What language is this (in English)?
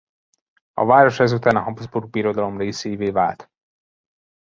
Hungarian